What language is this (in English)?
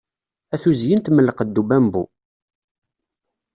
Kabyle